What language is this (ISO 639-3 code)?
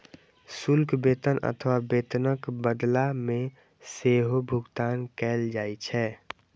mai